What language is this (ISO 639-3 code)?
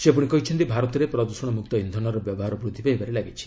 ori